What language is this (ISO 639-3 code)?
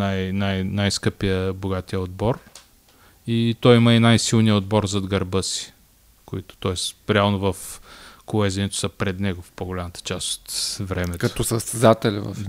bul